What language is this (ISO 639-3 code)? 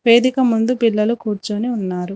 tel